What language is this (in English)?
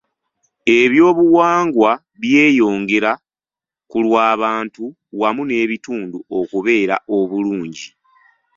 Ganda